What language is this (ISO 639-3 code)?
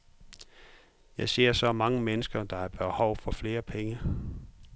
dan